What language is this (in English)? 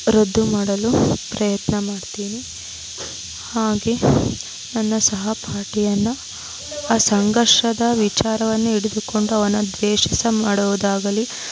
Kannada